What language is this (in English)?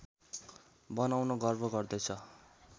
Nepali